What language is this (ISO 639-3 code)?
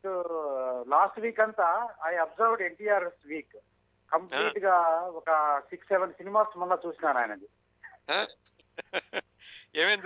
tel